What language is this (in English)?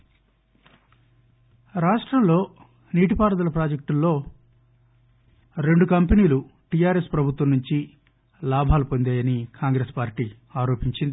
Telugu